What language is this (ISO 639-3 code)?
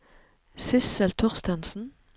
nor